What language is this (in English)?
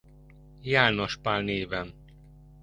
Hungarian